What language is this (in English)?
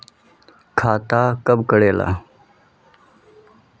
Magahi